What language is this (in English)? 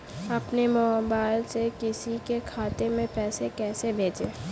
Hindi